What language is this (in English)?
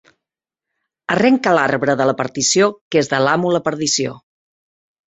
Catalan